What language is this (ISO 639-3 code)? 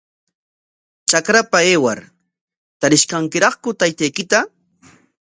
qwa